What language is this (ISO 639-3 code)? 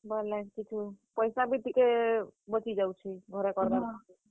ori